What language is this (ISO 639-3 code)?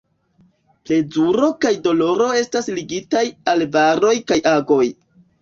epo